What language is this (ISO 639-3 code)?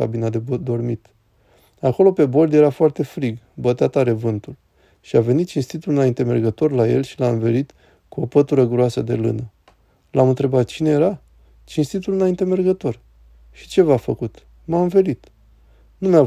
ron